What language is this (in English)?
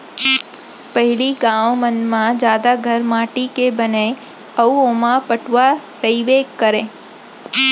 Chhattisgarhi